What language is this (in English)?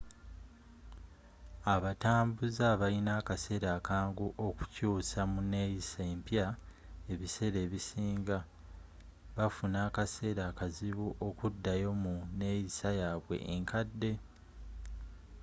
Ganda